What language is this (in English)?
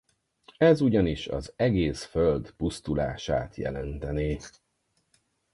Hungarian